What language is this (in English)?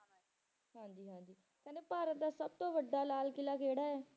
Punjabi